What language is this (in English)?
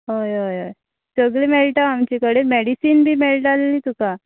Konkani